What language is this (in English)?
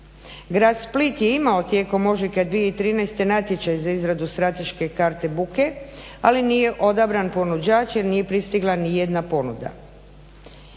Croatian